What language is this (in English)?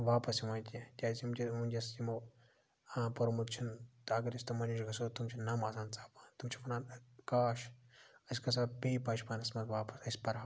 Kashmiri